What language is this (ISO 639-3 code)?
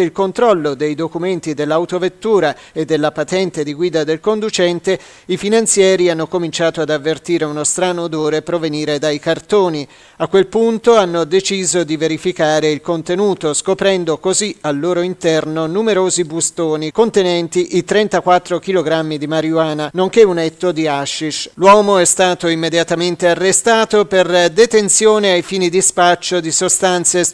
ita